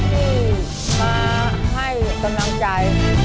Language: Thai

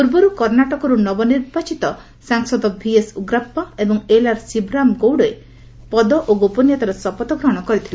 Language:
Odia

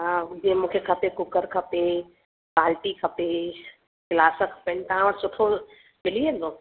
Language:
Sindhi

